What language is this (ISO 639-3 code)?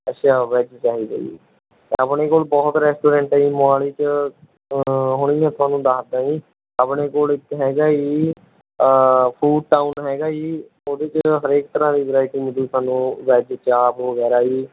pan